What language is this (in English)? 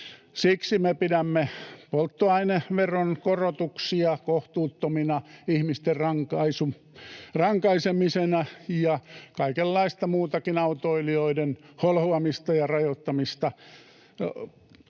Finnish